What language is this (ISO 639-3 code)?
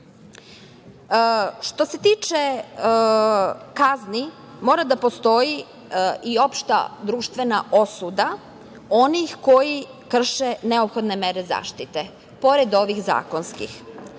srp